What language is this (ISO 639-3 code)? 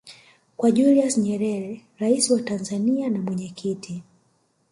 swa